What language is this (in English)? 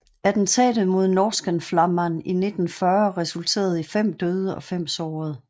Danish